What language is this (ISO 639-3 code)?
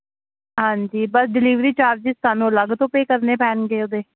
pan